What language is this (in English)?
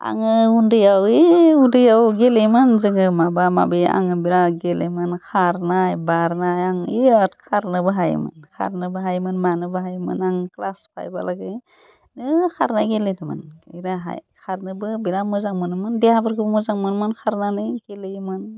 Bodo